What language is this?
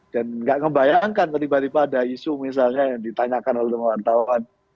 Indonesian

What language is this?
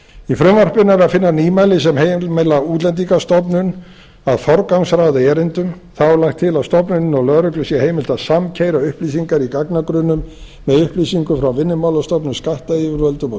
Icelandic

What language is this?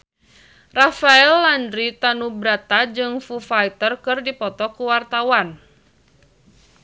Sundanese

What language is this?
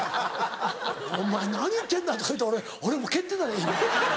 Japanese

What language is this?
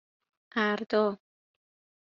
Persian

